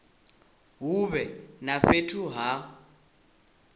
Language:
Venda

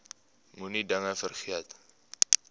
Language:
Afrikaans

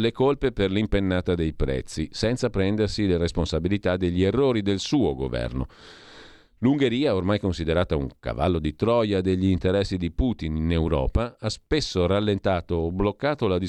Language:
Italian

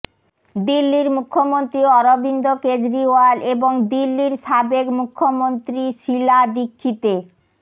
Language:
Bangla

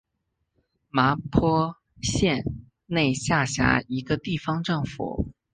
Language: Chinese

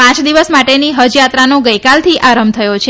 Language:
Gujarati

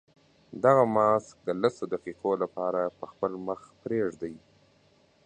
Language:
Pashto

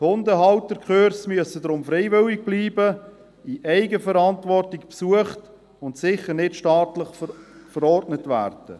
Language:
Swiss German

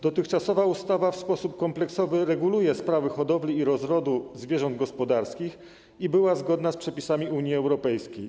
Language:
Polish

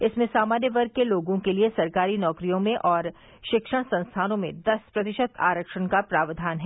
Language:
Hindi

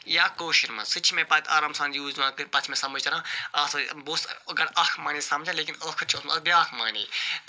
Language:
Kashmiri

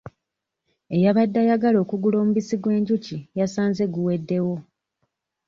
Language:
Ganda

